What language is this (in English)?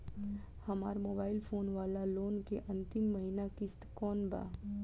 Bhojpuri